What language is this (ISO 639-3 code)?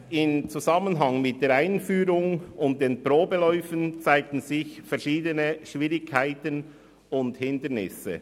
gsw